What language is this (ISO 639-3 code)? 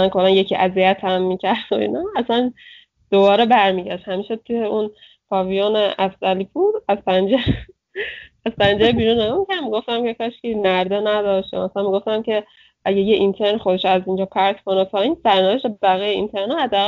fas